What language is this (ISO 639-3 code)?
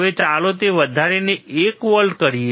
guj